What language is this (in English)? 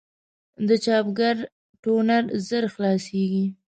Pashto